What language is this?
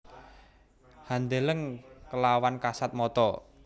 Javanese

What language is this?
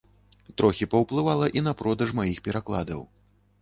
Belarusian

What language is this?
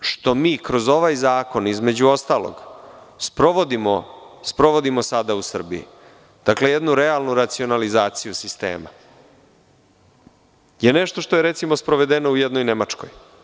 Serbian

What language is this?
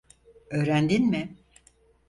Turkish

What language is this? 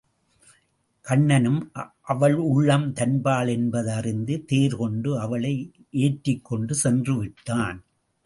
Tamil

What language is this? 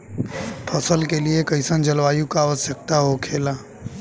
Bhojpuri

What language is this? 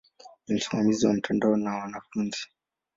Swahili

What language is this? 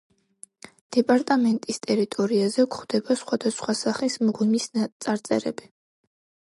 Georgian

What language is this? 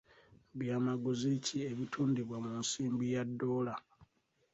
Ganda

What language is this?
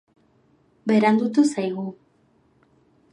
Basque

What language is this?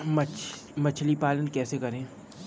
Hindi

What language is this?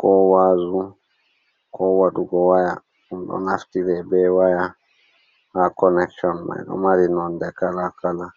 Fula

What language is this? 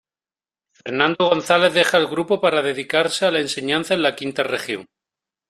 Spanish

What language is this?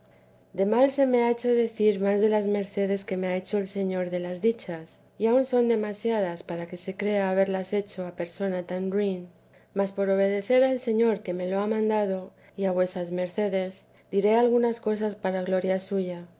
Spanish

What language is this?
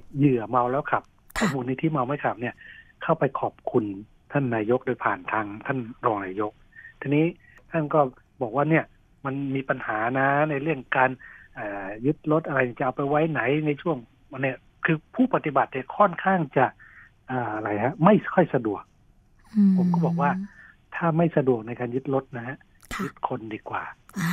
Thai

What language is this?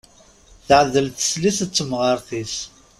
Kabyle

